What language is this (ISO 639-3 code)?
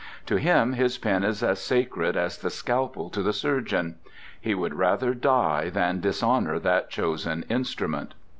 eng